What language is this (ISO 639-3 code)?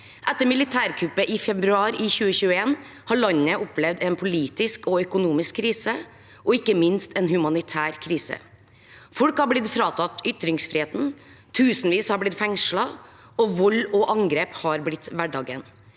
nor